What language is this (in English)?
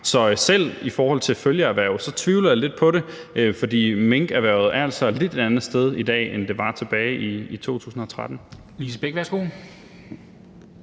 Danish